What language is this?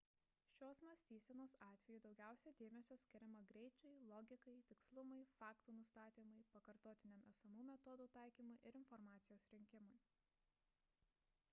Lithuanian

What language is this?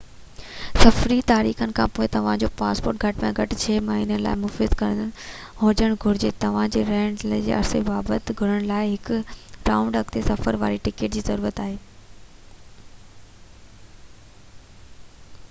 Sindhi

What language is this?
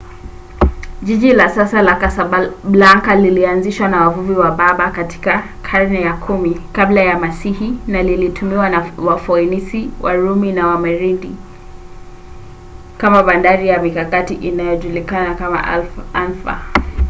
Swahili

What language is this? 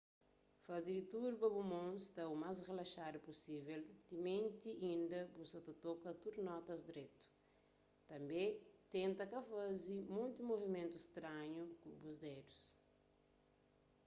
Kabuverdianu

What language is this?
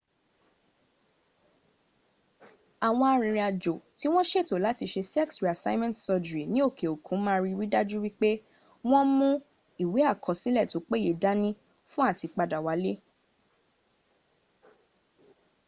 Yoruba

